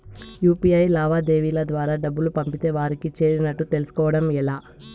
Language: Telugu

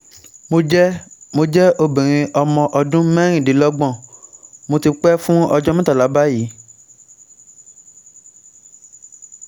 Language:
Yoruba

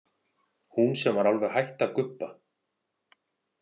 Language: Icelandic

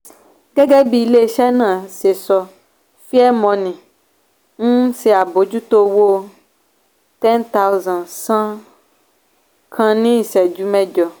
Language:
Yoruba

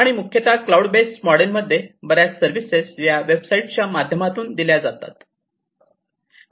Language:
Marathi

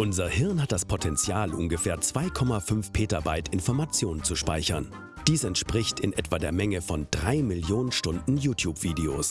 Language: German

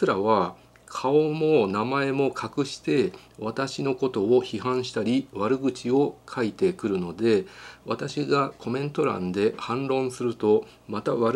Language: Japanese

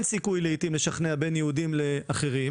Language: Hebrew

